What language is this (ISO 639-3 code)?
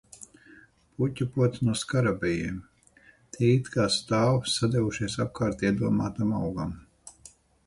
lav